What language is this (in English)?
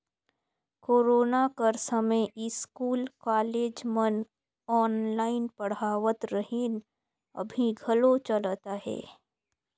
Chhattisgarhi